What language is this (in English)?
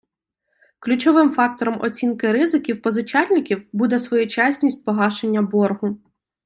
Ukrainian